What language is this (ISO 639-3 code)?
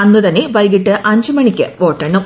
mal